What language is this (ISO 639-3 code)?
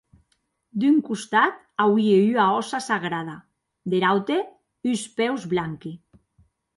oci